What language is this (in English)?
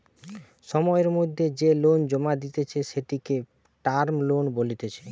Bangla